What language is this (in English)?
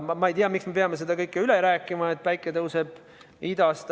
Estonian